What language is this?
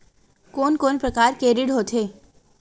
Chhattisgarhi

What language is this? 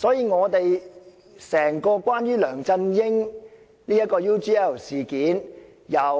Cantonese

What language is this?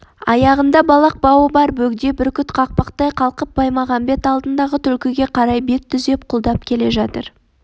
Kazakh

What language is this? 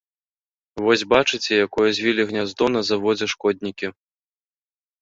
Belarusian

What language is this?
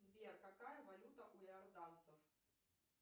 Russian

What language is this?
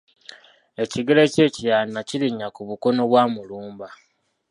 Ganda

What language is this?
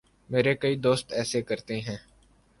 Urdu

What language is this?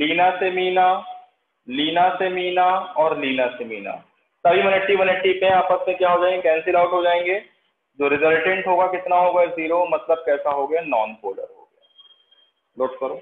Hindi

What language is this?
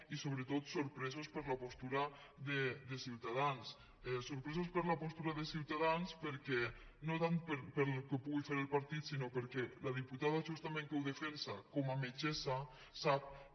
Catalan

